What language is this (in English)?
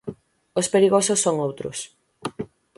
Galician